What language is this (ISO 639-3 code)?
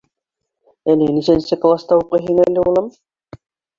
bak